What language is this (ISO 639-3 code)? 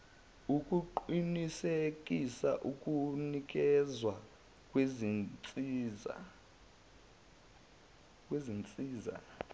zul